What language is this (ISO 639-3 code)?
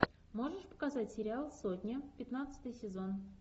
rus